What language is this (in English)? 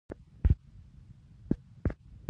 Pashto